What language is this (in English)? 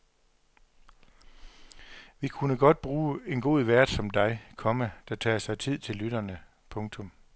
Danish